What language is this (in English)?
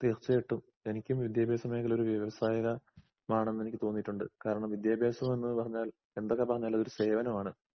Malayalam